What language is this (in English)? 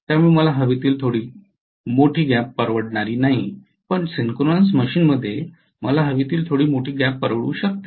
Marathi